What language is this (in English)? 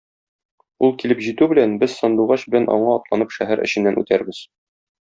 Tatar